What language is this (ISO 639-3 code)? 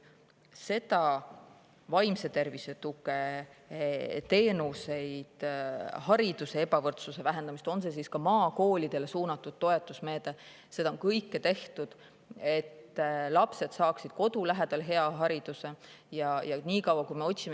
est